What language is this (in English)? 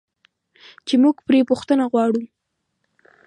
Pashto